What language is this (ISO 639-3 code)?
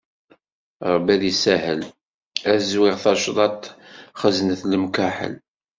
kab